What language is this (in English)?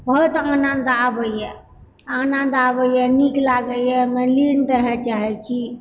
Maithili